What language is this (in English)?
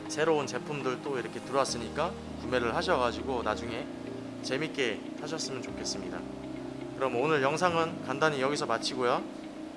Korean